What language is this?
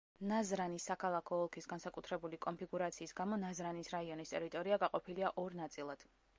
Georgian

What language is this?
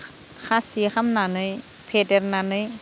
Bodo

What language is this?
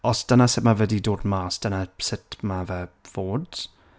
Welsh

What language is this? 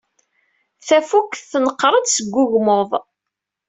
Kabyle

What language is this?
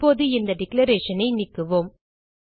Tamil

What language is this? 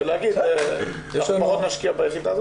Hebrew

